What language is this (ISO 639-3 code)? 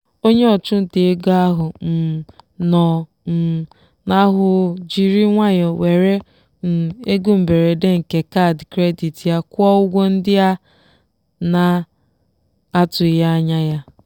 ibo